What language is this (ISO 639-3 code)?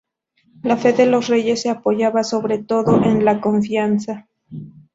spa